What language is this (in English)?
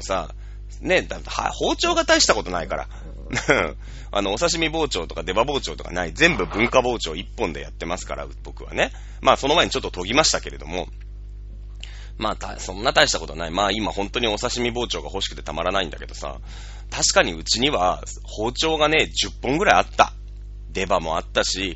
Japanese